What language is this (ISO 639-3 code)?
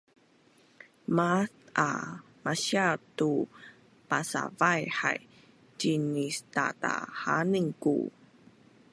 bnn